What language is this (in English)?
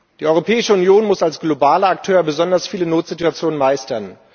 German